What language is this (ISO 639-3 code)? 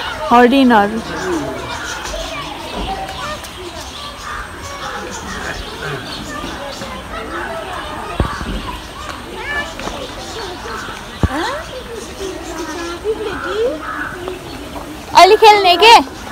kor